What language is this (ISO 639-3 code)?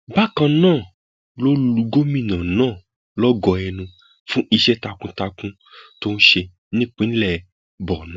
yor